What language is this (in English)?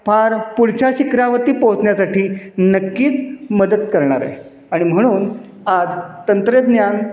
Marathi